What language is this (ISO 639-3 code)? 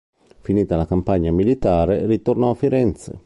ita